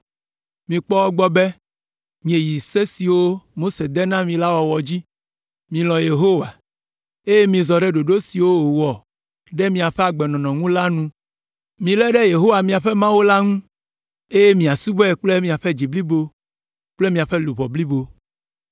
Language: Ewe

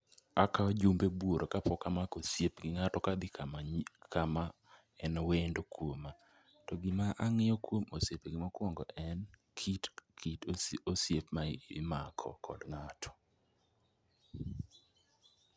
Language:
Luo (Kenya and Tanzania)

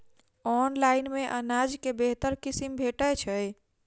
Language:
Maithili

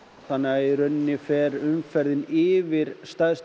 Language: Icelandic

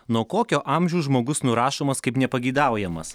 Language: Lithuanian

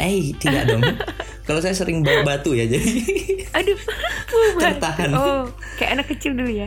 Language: Indonesian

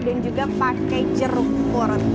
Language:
Indonesian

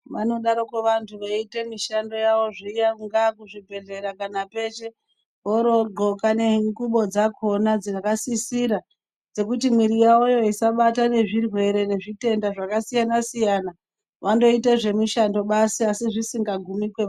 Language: Ndau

